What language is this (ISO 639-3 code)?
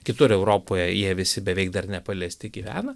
lit